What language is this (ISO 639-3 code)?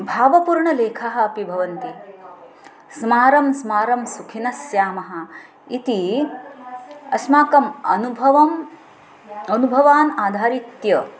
san